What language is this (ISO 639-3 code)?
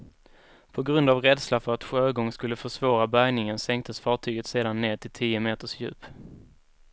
swe